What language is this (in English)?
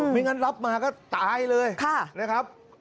Thai